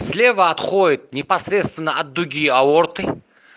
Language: Russian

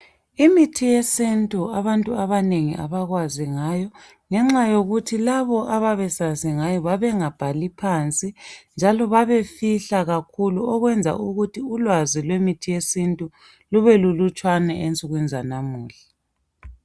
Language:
North Ndebele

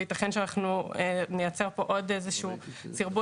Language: Hebrew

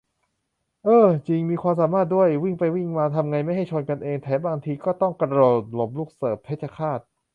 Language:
Thai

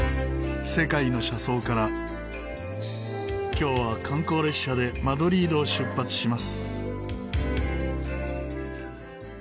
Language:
Japanese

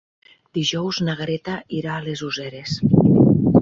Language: Catalan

